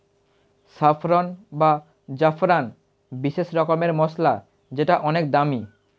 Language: Bangla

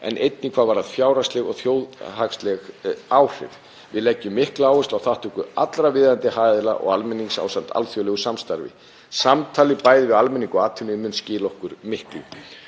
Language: Icelandic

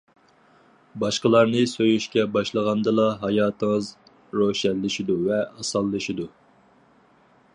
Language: Uyghur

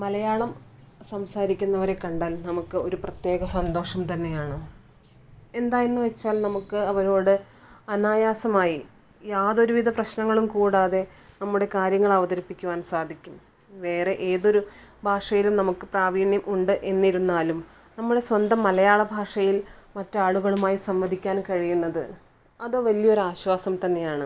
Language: Malayalam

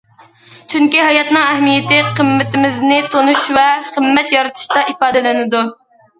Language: Uyghur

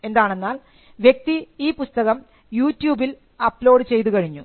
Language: Malayalam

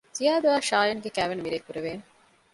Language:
Divehi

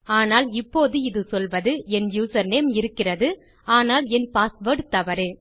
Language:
Tamil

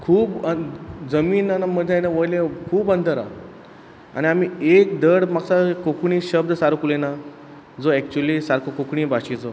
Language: Konkani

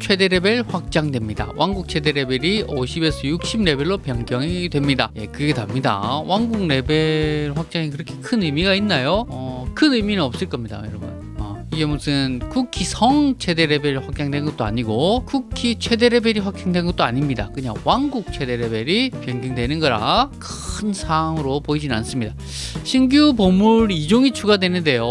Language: Korean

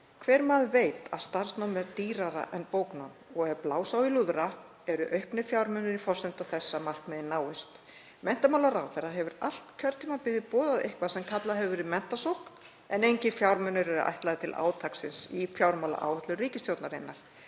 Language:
Icelandic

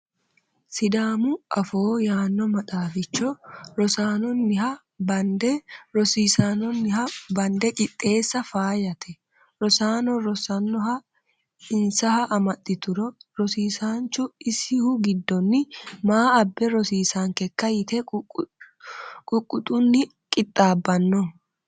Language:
Sidamo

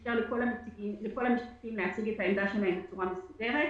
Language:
Hebrew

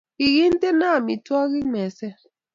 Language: Kalenjin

